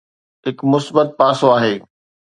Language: Sindhi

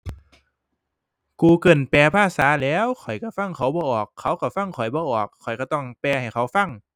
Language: Thai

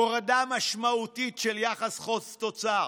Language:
Hebrew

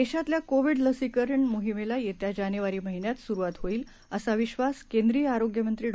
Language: Marathi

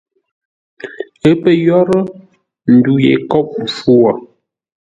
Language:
Ngombale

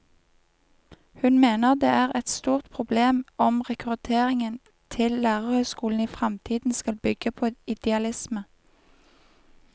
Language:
Norwegian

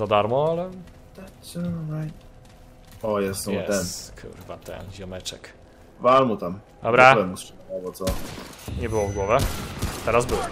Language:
Polish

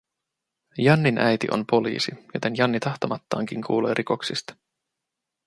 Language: Finnish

